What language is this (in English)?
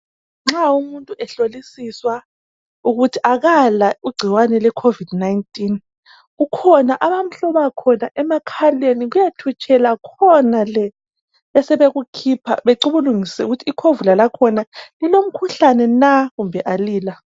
North Ndebele